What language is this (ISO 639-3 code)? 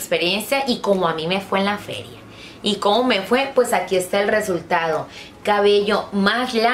spa